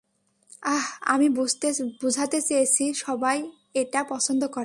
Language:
Bangla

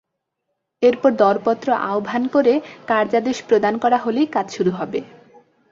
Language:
Bangla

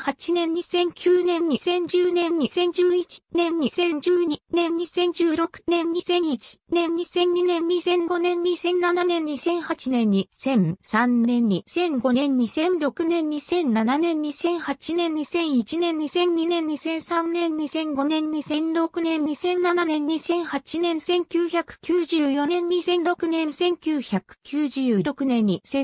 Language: Japanese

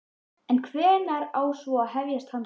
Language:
Icelandic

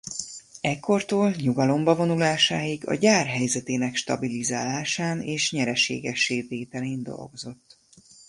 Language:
Hungarian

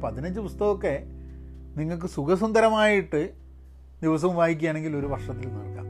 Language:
Malayalam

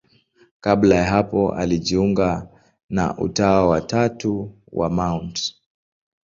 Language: Swahili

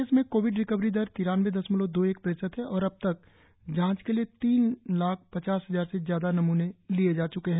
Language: Hindi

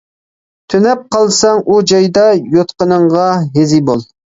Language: Uyghur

